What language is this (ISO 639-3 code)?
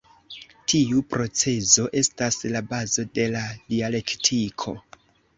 epo